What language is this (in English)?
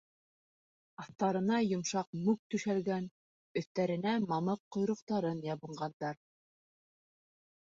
Bashkir